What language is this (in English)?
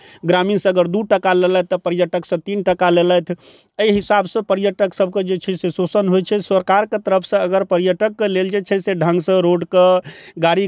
Maithili